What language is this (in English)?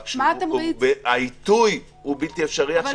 Hebrew